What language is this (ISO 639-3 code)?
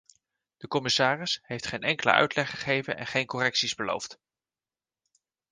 nld